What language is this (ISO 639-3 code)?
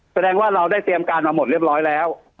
tha